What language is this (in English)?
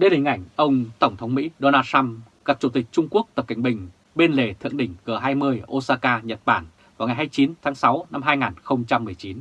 Vietnamese